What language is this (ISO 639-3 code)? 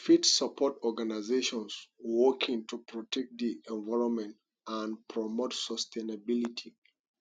pcm